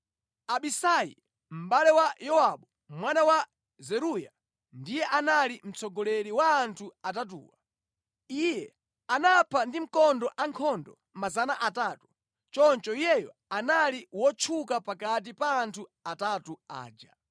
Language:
Nyanja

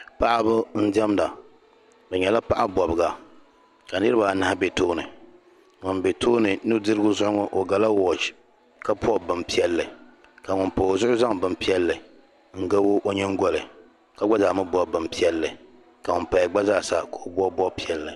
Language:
Dagbani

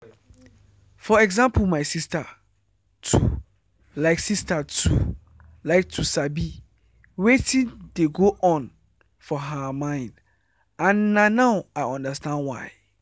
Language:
Nigerian Pidgin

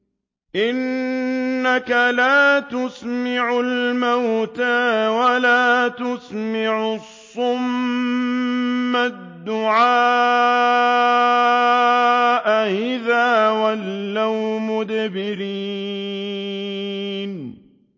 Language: Arabic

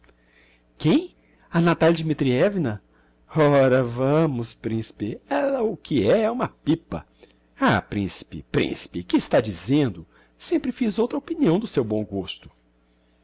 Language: Portuguese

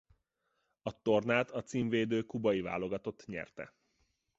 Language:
Hungarian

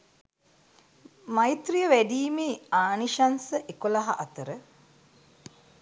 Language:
Sinhala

